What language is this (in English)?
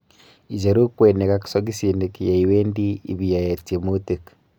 Kalenjin